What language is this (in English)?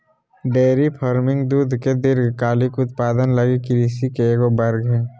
Magahi